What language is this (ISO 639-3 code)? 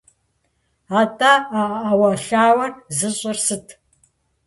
kbd